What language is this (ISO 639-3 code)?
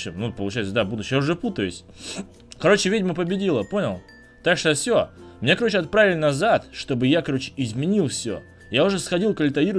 rus